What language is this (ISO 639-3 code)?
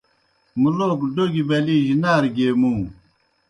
plk